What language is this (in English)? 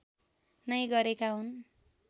Nepali